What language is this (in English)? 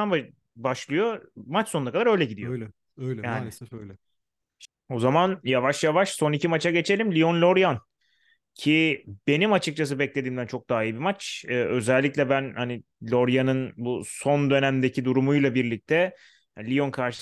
Turkish